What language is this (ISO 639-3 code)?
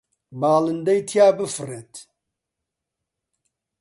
ckb